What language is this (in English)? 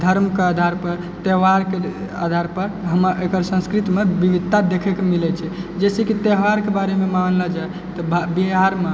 Maithili